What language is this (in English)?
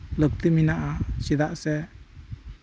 Santali